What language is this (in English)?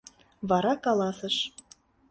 Mari